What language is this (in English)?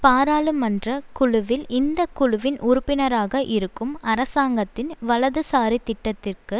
Tamil